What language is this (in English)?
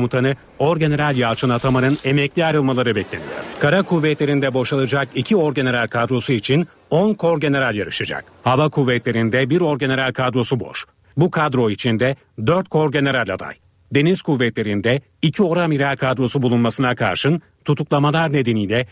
Turkish